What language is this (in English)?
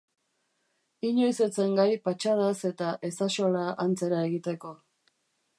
Basque